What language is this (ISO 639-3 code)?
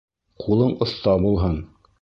bak